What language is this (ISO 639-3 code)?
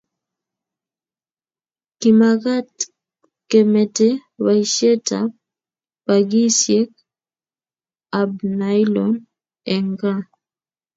kln